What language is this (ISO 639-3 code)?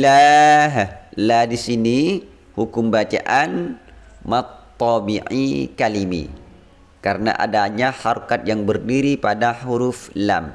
ind